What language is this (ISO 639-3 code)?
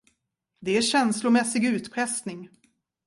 swe